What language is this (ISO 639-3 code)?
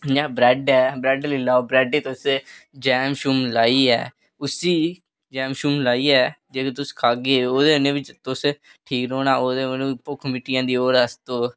doi